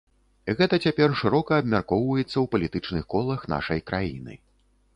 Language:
Belarusian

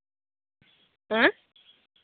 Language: Santali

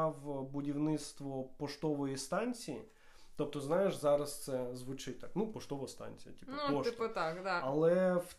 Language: Ukrainian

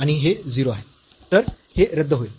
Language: Marathi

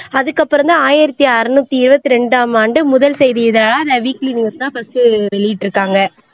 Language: Tamil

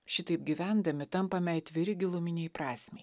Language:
Lithuanian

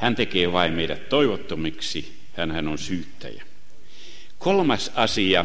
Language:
Finnish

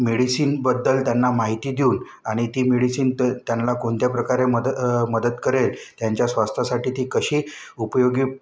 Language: Marathi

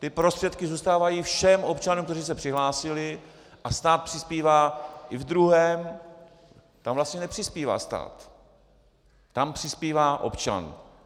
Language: Czech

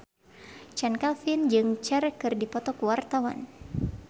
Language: Sundanese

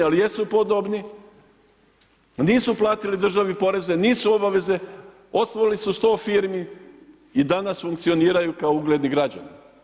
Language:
Croatian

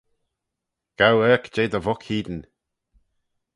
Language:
Manx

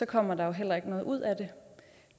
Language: Danish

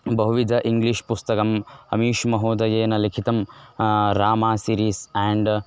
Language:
Sanskrit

